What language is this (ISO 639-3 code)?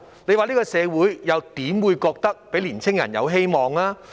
yue